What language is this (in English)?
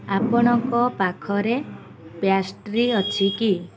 Odia